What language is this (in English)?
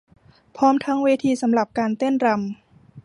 Thai